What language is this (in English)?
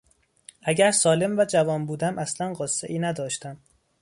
Persian